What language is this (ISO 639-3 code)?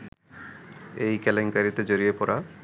ben